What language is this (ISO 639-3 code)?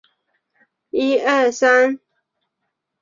zho